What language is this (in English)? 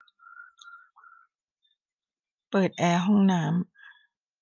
Thai